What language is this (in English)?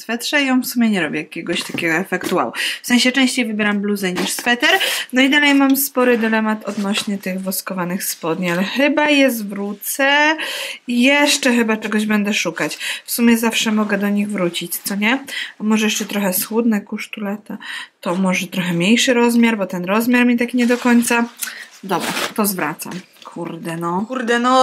Polish